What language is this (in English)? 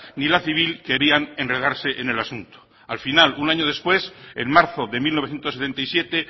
Spanish